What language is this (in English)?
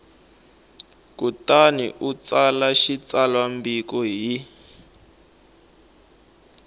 Tsonga